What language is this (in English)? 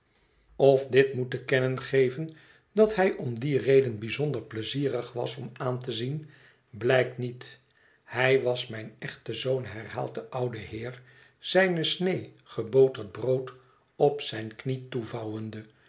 Dutch